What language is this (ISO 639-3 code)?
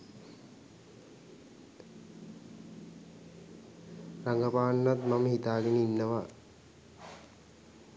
sin